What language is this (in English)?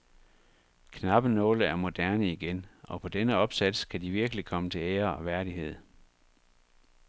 Danish